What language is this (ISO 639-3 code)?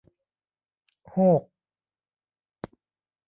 tha